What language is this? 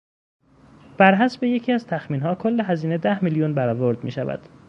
Persian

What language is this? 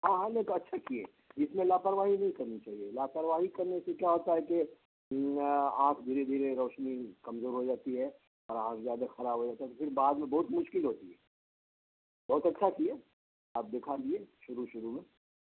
Urdu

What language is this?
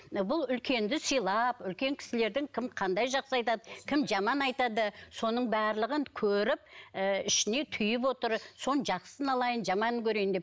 Kazakh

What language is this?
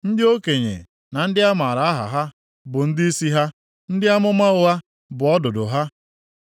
Igbo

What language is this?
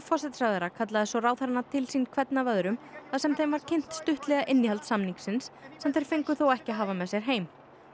Icelandic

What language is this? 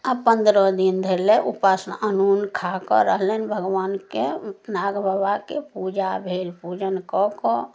Maithili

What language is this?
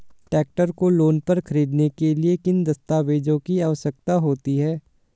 Hindi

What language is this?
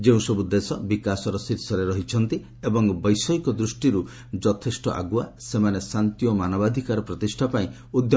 Odia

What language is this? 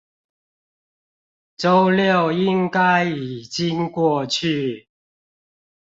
Chinese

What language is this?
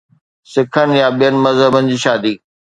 Sindhi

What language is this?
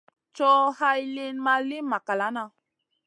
Masana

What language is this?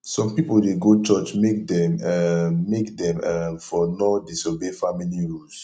Nigerian Pidgin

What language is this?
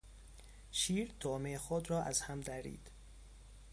Persian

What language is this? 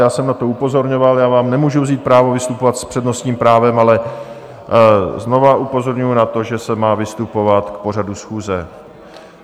Czech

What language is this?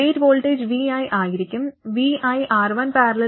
Malayalam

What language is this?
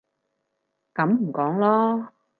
Cantonese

